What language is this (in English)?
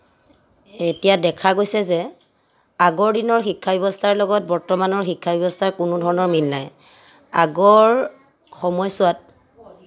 Assamese